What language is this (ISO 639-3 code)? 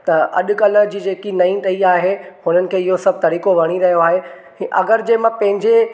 snd